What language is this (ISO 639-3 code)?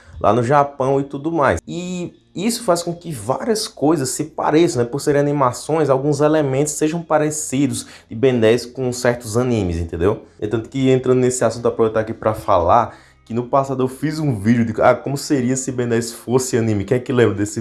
por